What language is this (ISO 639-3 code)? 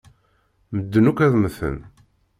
kab